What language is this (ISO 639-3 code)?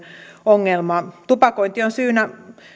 fin